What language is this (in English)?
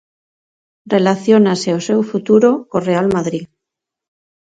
Galician